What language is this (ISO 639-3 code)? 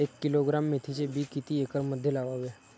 mar